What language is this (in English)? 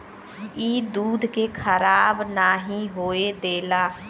Bhojpuri